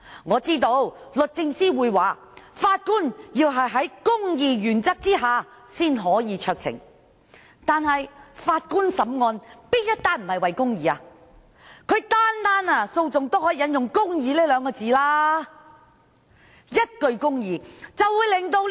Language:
Cantonese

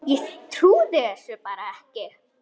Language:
Icelandic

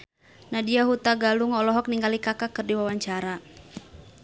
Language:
Sundanese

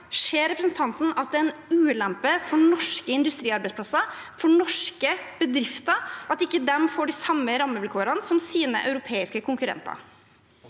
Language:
Norwegian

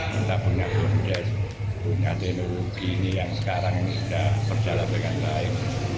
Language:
Indonesian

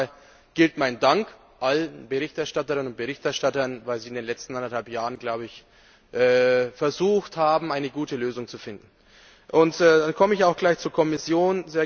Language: German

